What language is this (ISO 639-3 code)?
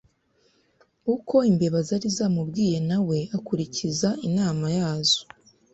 kin